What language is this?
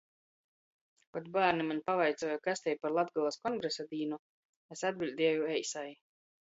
Latgalian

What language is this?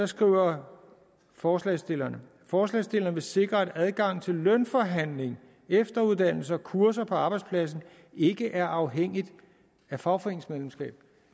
Danish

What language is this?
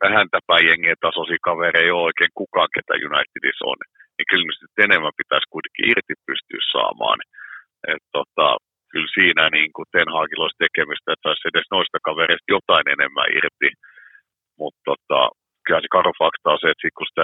Finnish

